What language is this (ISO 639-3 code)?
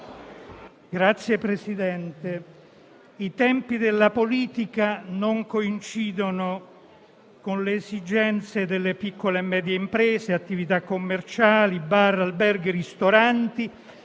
ita